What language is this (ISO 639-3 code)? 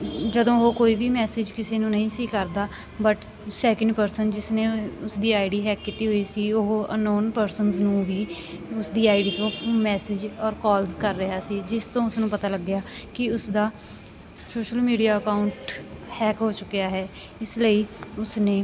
pan